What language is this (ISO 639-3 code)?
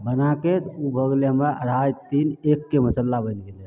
mai